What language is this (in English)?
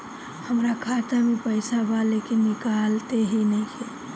Bhojpuri